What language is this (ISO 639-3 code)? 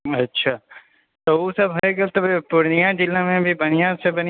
mai